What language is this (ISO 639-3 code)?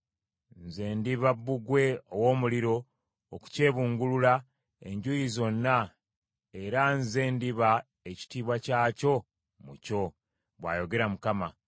lug